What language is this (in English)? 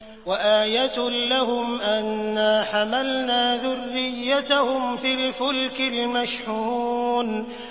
Arabic